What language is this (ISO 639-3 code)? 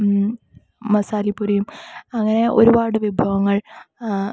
mal